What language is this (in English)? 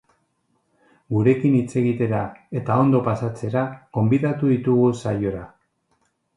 Basque